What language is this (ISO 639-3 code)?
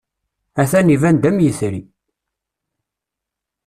kab